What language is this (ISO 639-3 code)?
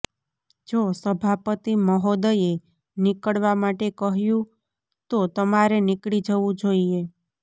guj